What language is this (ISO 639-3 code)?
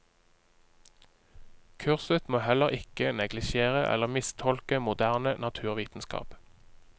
nor